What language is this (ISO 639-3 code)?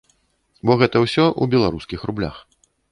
bel